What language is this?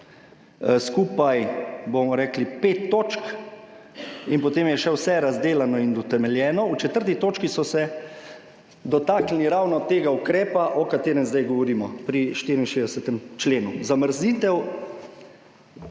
Slovenian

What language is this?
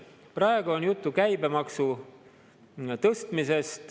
Estonian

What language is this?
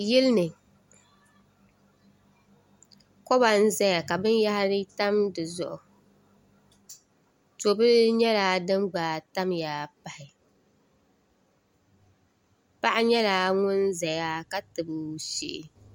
Dagbani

